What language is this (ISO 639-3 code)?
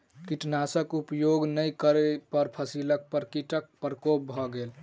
mai